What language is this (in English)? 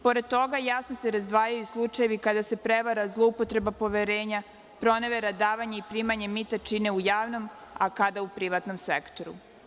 Serbian